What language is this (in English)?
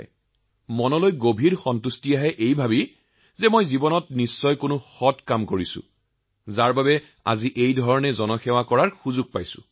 Assamese